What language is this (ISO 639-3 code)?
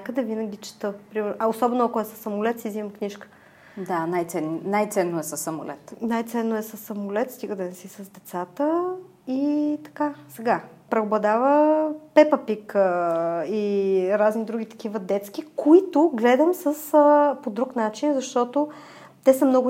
bul